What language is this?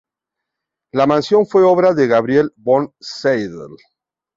Spanish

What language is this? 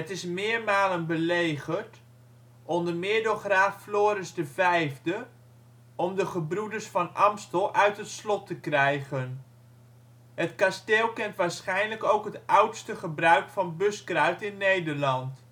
Dutch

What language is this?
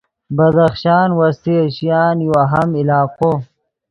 Yidgha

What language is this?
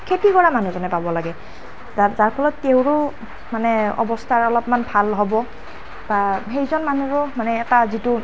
Assamese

